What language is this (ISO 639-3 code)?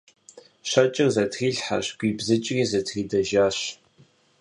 kbd